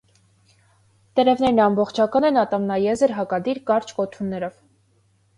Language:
Armenian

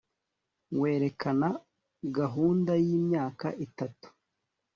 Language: Kinyarwanda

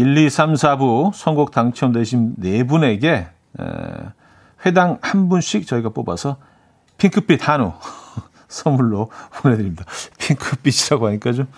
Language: Korean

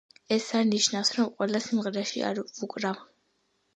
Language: Georgian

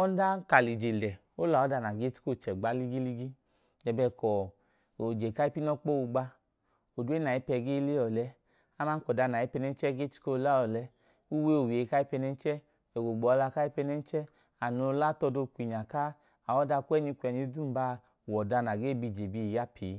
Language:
Idoma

